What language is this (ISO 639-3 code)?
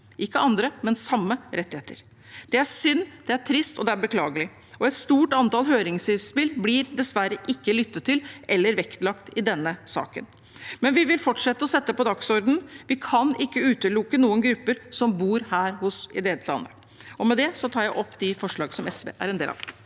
nor